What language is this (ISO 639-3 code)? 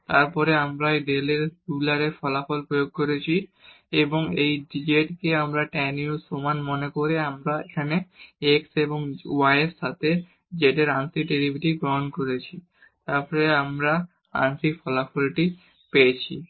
ben